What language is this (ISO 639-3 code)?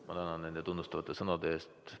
est